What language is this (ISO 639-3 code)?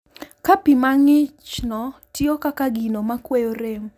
luo